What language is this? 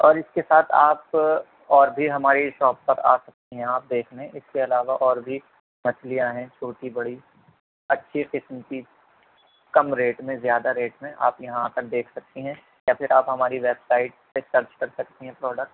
Urdu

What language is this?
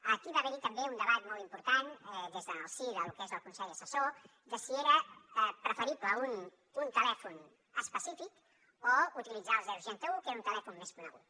Catalan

